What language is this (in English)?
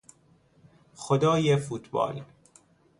Persian